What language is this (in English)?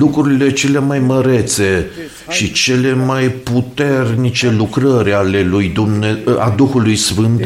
Romanian